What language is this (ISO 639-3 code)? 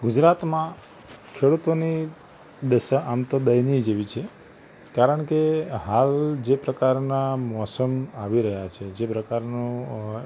guj